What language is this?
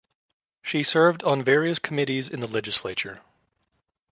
English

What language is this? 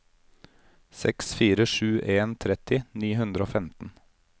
Norwegian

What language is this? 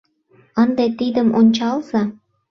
Mari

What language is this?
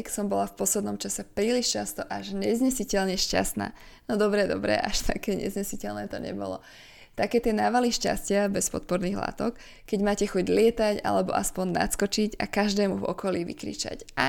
Slovak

